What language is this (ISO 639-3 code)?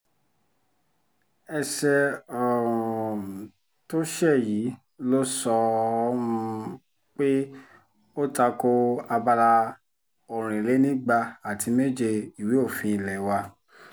yor